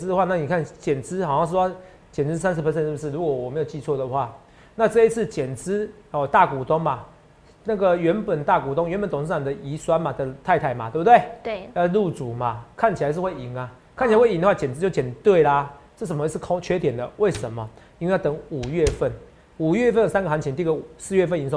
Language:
Chinese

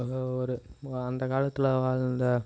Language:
Tamil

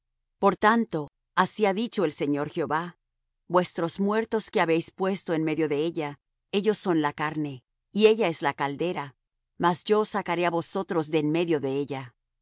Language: Spanish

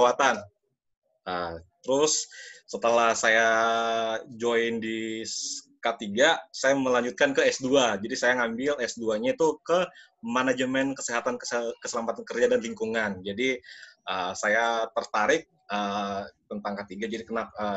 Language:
Indonesian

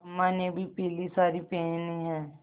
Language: Hindi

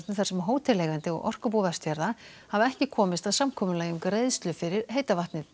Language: Icelandic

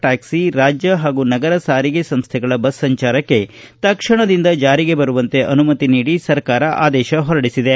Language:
Kannada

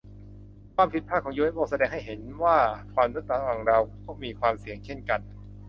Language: Thai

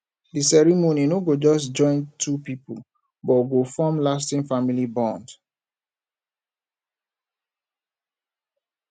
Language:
Nigerian Pidgin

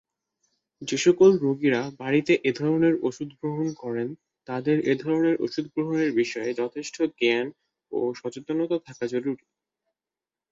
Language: Bangla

